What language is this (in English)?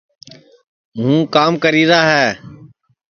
Sansi